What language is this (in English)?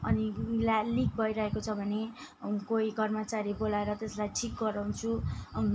Nepali